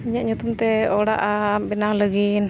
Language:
Santali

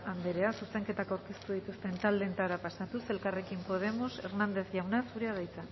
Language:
Basque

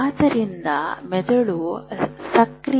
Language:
Kannada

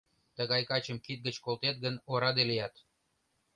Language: Mari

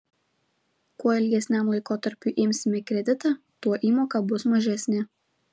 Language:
Lithuanian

